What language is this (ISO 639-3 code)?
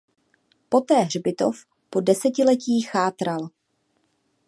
ces